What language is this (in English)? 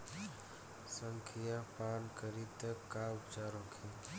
Bhojpuri